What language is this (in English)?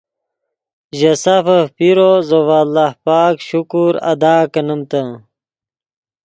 Yidgha